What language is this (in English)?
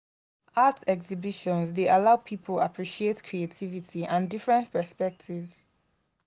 Nigerian Pidgin